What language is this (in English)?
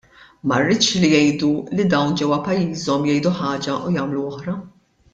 Maltese